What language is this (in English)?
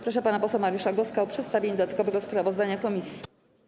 Polish